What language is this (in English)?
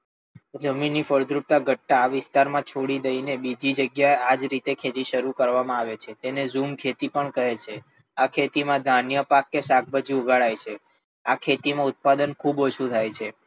Gujarati